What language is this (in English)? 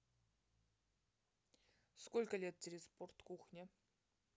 Russian